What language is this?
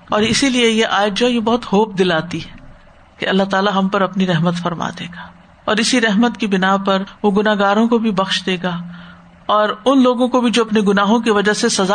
Urdu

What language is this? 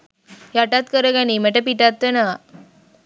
Sinhala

